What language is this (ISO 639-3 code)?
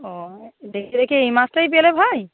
ben